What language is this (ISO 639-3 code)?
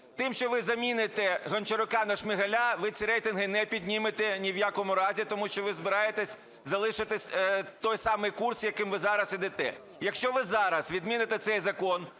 ukr